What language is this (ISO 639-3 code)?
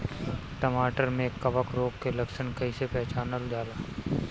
bho